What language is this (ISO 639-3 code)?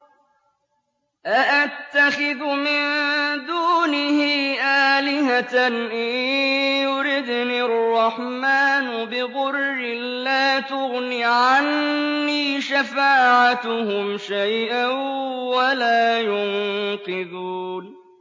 ara